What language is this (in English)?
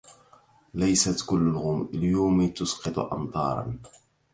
Arabic